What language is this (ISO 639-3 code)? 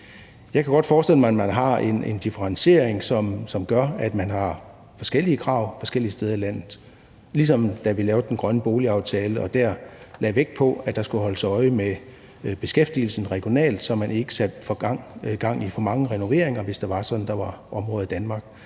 dan